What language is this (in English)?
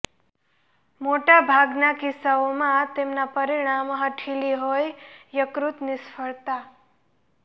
Gujarati